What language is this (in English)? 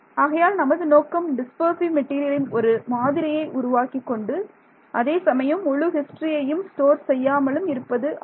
Tamil